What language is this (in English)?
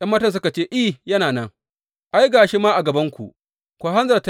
Hausa